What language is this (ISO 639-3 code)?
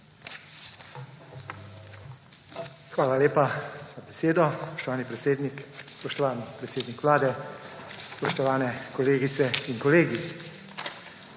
slv